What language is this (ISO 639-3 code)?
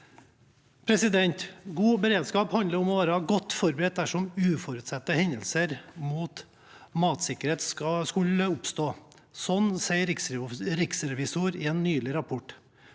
nor